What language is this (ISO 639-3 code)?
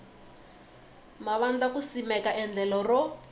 tso